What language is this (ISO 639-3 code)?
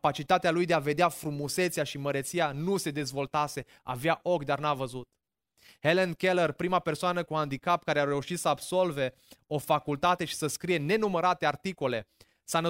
ron